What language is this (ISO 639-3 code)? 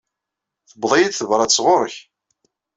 kab